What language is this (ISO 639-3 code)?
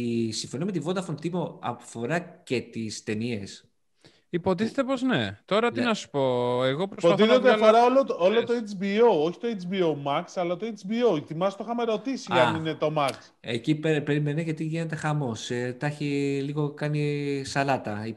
ell